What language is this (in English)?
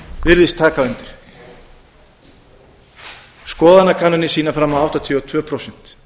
Icelandic